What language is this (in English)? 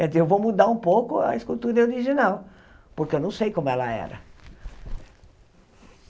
Portuguese